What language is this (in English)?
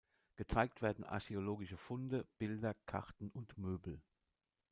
German